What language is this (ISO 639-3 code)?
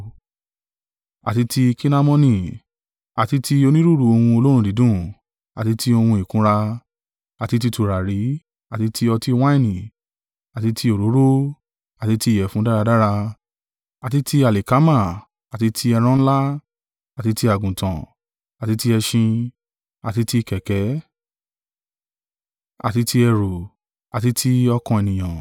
yor